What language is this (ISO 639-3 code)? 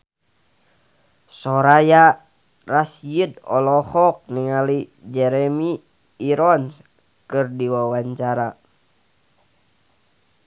sun